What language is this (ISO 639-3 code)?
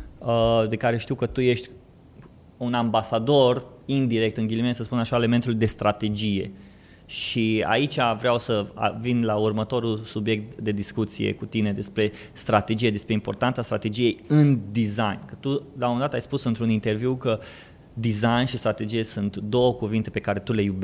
ron